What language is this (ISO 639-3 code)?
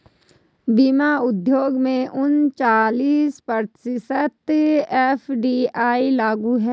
hin